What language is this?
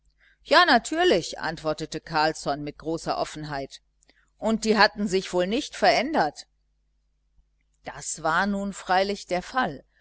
German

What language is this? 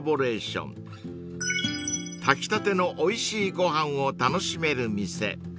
Japanese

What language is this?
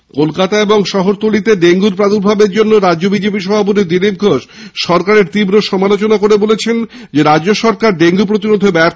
Bangla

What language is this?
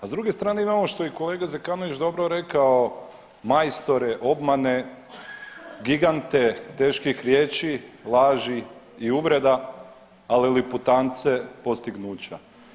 Croatian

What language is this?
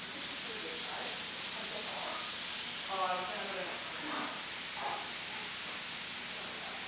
English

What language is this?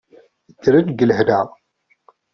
Kabyle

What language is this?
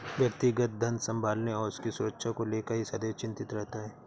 Hindi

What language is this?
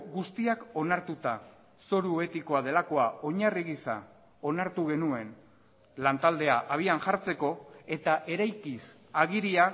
Basque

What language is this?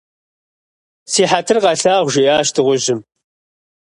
Kabardian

